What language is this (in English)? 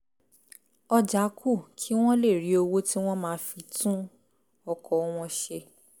Yoruba